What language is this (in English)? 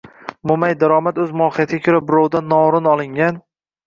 Uzbek